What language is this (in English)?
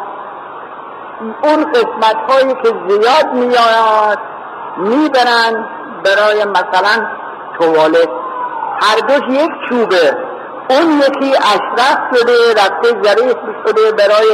Persian